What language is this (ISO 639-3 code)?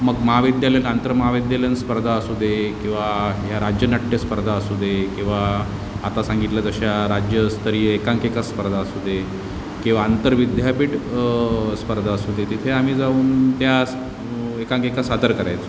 mar